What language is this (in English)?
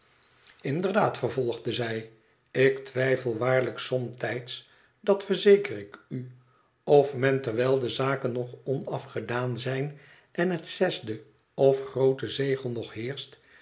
Dutch